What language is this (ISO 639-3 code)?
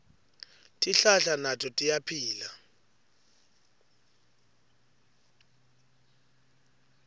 ssw